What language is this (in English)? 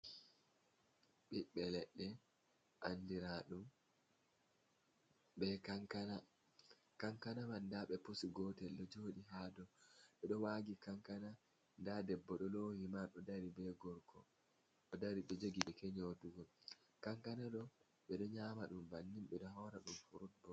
Fula